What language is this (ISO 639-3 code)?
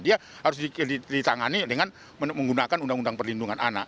ind